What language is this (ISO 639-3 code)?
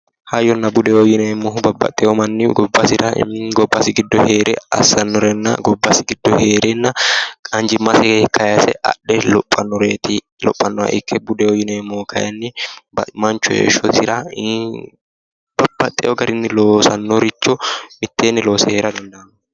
sid